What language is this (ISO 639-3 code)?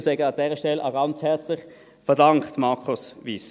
gsw